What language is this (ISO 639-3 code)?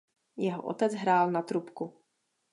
ces